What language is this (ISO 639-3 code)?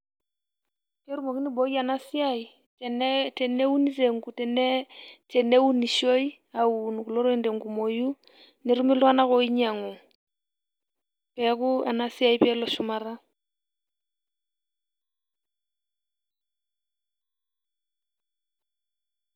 mas